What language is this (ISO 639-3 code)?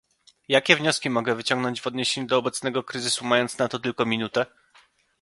pol